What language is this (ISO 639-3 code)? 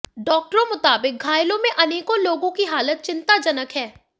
hin